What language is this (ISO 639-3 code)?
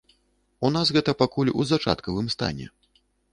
bel